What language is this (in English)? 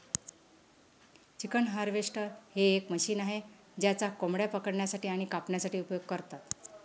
Marathi